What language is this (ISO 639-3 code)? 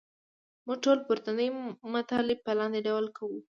pus